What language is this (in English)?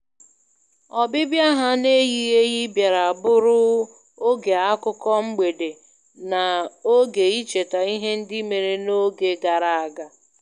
Igbo